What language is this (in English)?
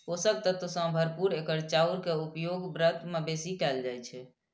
Maithili